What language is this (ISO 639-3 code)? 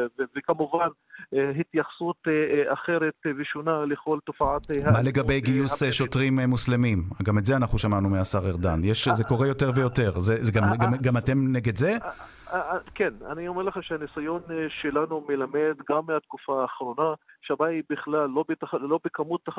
heb